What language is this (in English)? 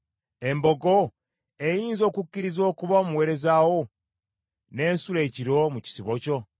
Ganda